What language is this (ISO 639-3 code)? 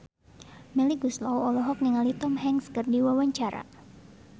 sun